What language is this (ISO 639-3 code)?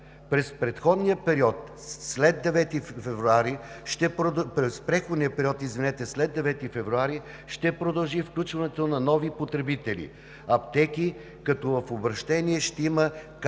bul